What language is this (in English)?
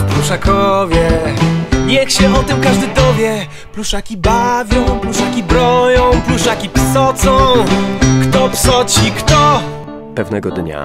Polish